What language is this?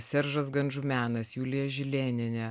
Lithuanian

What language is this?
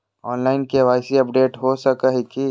Magahi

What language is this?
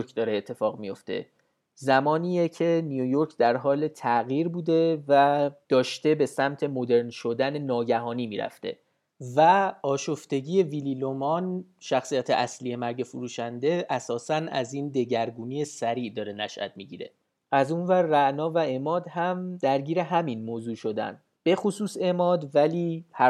Persian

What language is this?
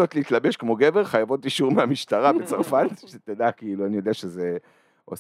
Hebrew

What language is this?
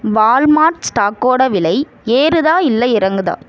Tamil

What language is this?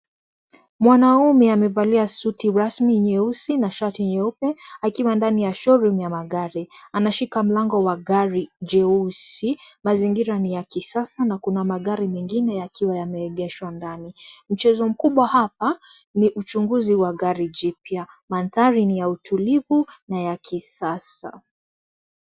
Swahili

